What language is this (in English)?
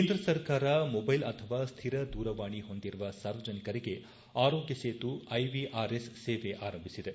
Kannada